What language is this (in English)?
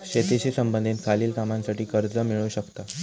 Marathi